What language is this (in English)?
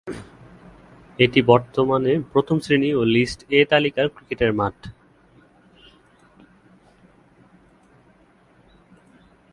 Bangla